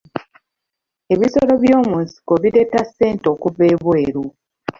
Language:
Ganda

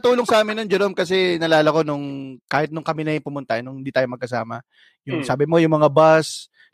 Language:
Filipino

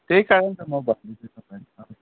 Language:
Nepali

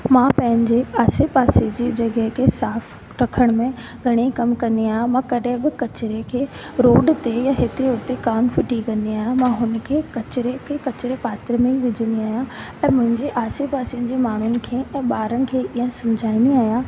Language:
Sindhi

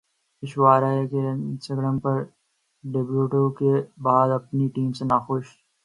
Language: Urdu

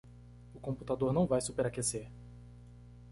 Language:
Portuguese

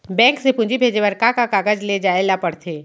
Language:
Chhattisgarhi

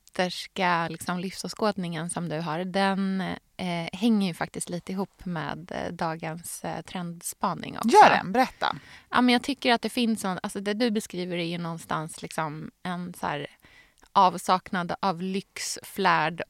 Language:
Swedish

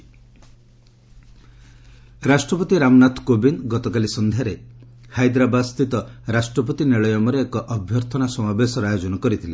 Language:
Odia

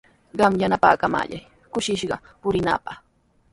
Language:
Sihuas Ancash Quechua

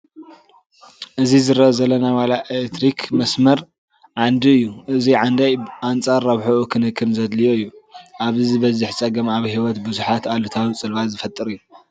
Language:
Tigrinya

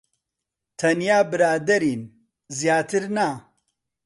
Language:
Central Kurdish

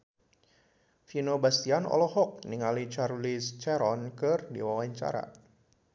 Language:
Sundanese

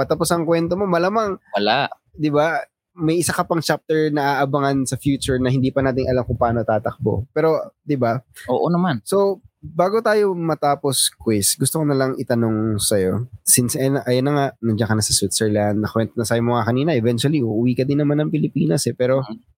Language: Filipino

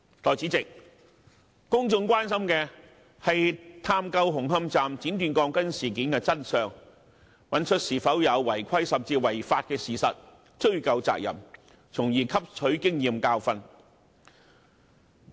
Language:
Cantonese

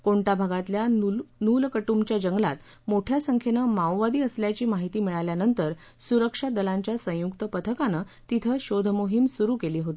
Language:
Marathi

